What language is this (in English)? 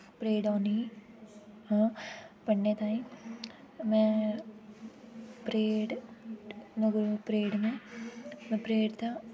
Dogri